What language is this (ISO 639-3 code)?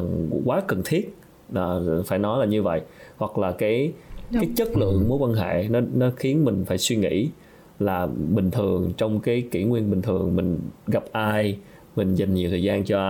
vie